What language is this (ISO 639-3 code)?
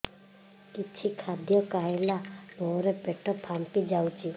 ori